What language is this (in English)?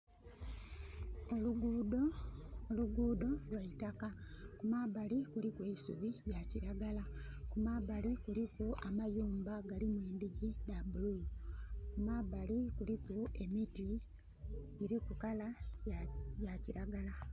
Soga